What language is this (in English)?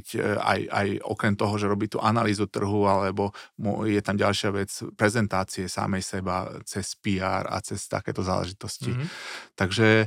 Slovak